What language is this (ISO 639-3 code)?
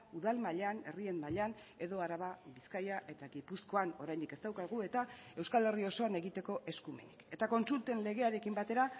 eus